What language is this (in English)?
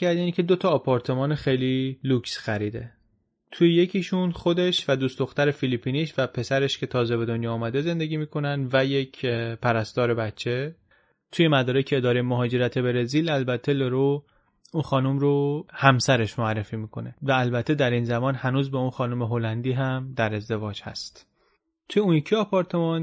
Persian